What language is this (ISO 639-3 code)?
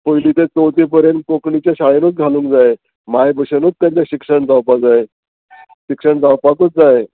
kok